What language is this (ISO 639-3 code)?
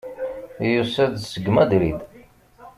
kab